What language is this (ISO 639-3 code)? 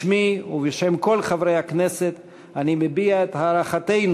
heb